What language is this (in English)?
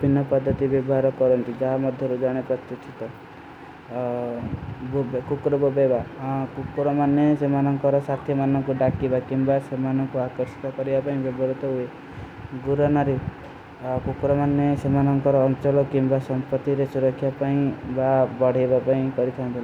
Kui (India)